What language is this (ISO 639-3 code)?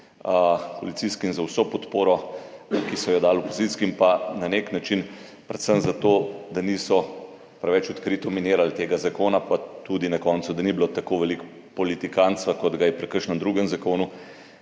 slv